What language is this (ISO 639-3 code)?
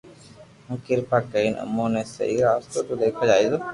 lrk